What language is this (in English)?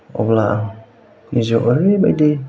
Bodo